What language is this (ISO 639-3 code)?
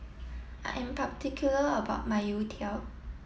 eng